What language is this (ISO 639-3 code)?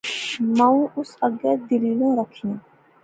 phr